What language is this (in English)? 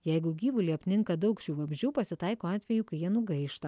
Lithuanian